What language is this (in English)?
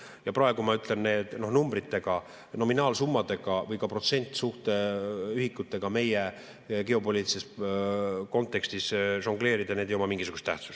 Estonian